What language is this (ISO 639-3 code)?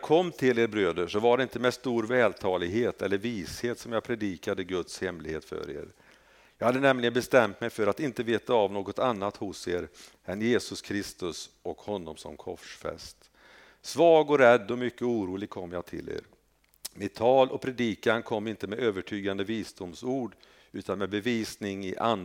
swe